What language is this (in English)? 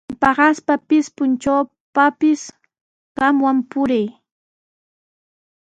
Sihuas Ancash Quechua